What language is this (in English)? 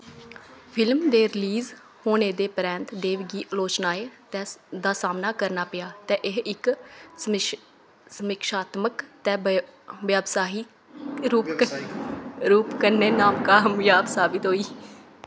Dogri